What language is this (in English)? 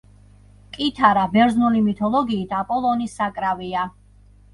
Georgian